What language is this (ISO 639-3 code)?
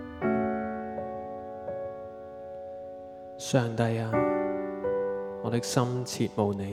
zho